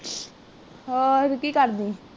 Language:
Punjabi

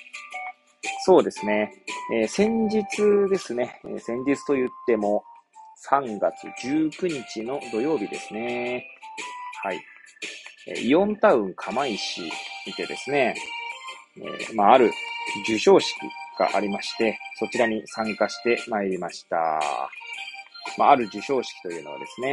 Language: Japanese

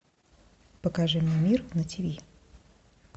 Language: Russian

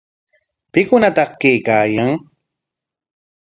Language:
Corongo Ancash Quechua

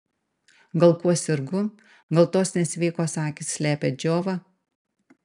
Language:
Lithuanian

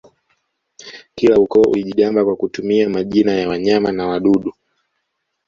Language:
Swahili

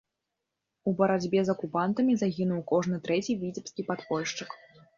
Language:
Belarusian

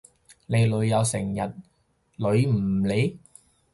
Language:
Cantonese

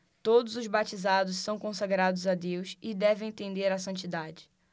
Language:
Portuguese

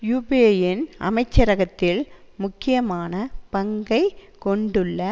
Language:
Tamil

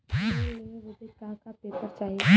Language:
Bhojpuri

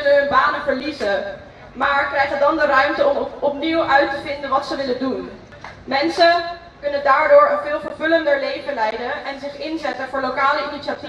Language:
Dutch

